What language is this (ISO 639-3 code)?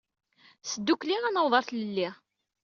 kab